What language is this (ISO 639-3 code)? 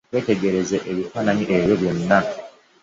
lug